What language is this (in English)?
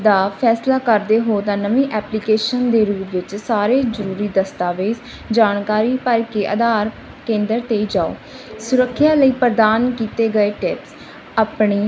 Punjabi